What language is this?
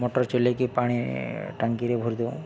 Odia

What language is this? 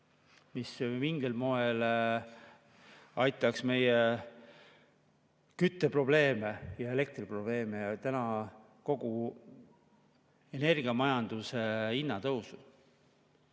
Estonian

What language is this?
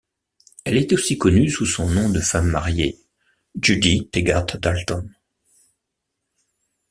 French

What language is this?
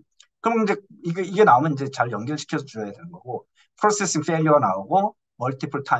Korean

